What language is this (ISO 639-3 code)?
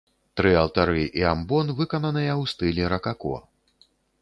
bel